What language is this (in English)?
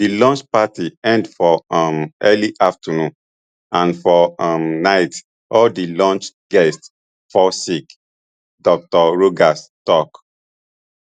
Nigerian Pidgin